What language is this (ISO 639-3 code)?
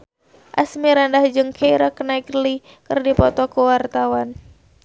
sun